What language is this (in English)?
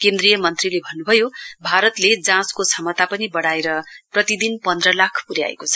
Nepali